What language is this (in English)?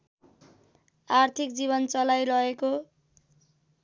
Nepali